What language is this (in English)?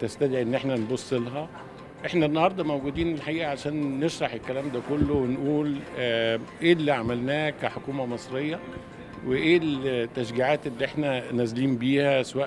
Arabic